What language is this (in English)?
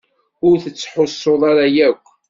Kabyle